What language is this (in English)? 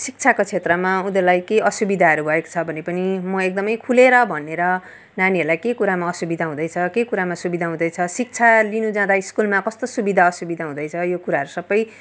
Nepali